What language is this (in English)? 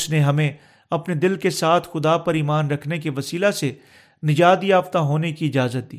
Urdu